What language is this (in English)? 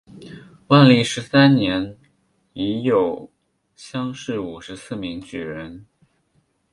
Chinese